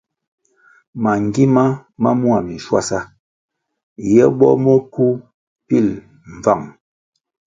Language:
Kwasio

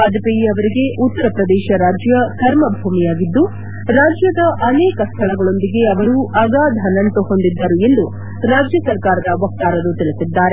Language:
Kannada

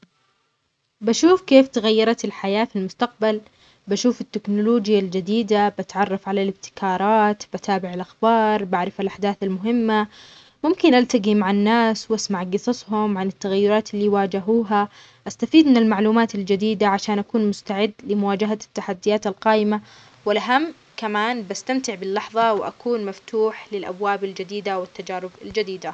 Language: Omani Arabic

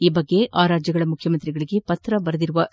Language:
Kannada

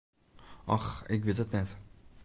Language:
Western Frisian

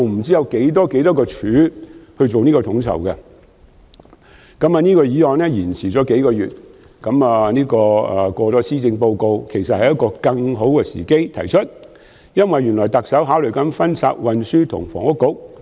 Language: Cantonese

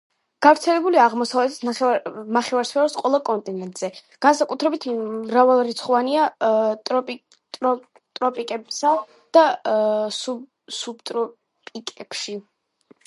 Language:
Georgian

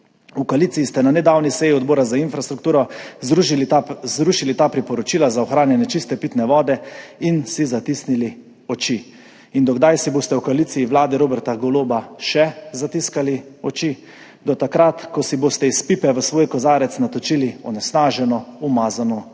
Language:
Slovenian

